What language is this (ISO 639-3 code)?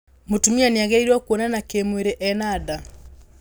kik